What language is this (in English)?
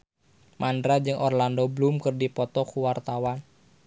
Sundanese